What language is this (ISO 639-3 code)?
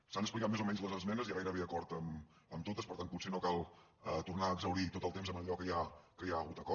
cat